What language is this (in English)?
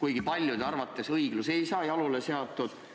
Estonian